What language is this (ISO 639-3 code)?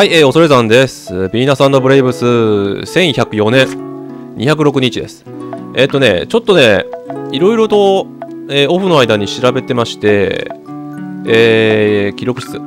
jpn